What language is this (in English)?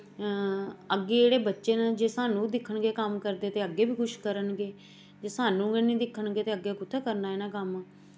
Dogri